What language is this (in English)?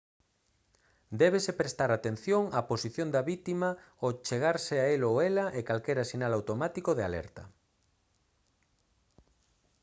Galician